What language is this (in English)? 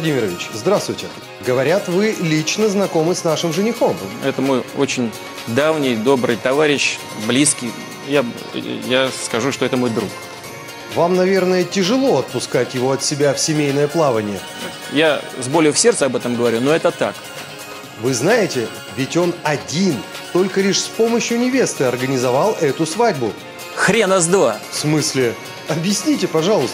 Russian